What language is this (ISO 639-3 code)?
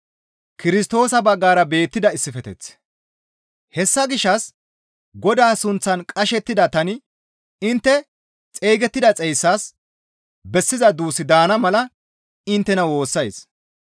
gmv